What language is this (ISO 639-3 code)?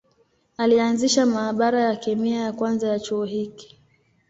swa